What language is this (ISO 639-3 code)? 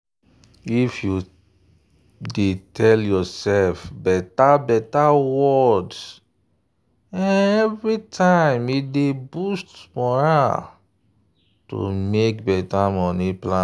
pcm